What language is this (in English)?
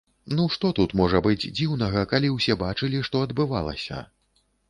Belarusian